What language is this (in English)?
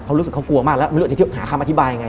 Thai